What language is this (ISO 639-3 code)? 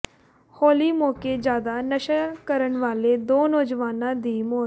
pan